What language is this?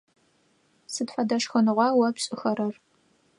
Adyghe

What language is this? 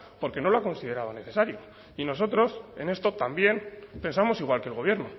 Spanish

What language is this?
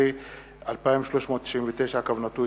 Hebrew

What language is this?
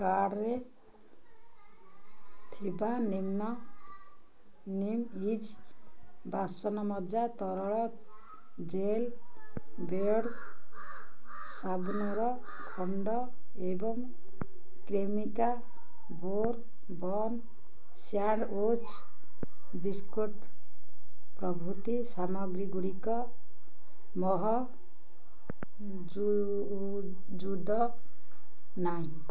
Odia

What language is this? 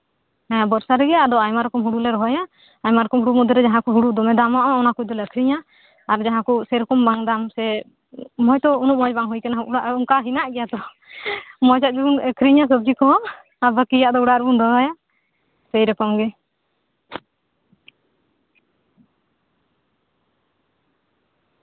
Santali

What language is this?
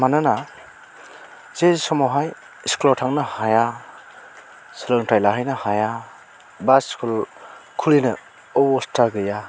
Bodo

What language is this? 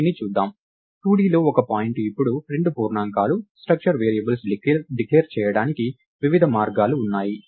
Telugu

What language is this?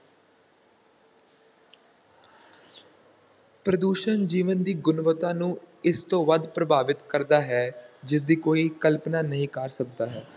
Punjabi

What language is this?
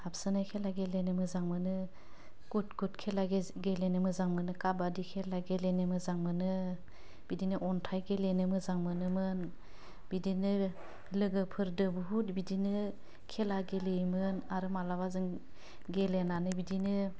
Bodo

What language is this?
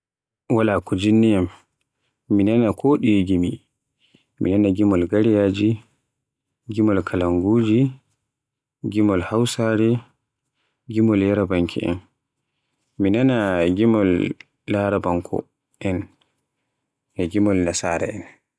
Borgu Fulfulde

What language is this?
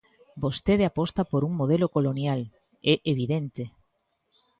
Galician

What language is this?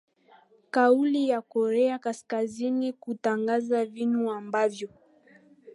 Swahili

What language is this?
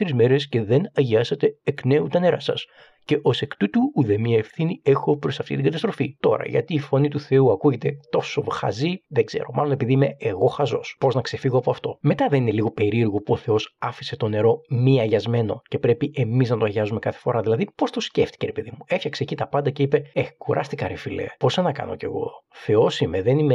Greek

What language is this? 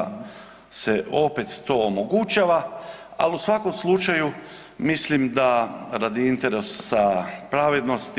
Croatian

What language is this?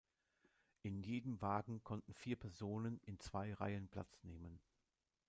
German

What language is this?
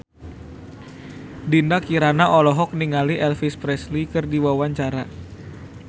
Sundanese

